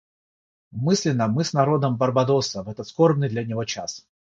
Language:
Russian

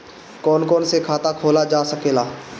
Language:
Bhojpuri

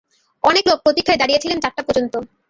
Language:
Bangla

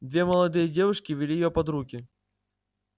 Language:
Russian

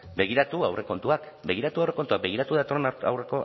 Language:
Basque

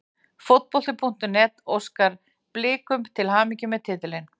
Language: Icelandic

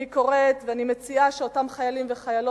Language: Hebrew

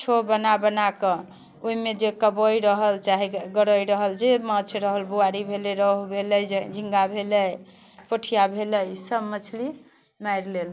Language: Maithili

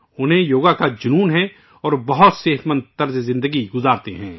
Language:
Urdu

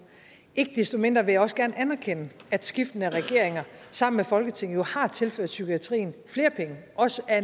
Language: Danish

